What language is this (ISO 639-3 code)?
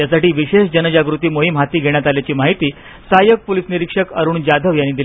mar